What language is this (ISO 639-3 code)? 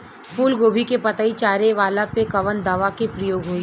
bho